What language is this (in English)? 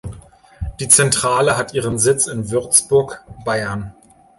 German